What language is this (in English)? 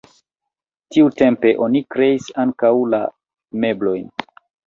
Esperanto